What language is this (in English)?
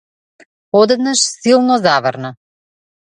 Macedonian